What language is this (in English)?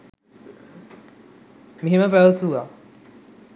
Sinhala